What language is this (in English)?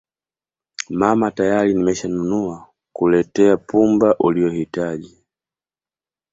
Swahili